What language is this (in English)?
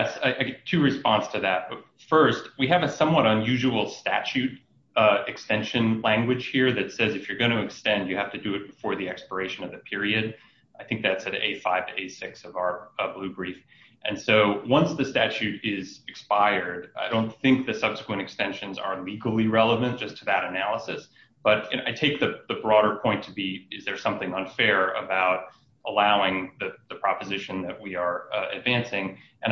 English